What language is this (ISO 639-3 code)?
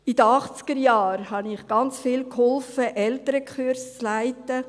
gsw